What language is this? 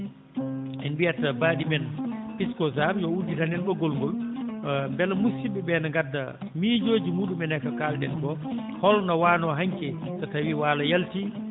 Fula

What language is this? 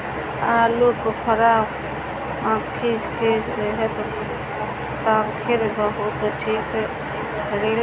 Bhojpuri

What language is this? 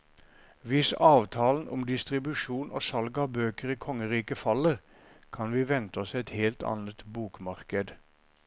Norwegian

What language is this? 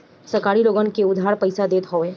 Bhojpuri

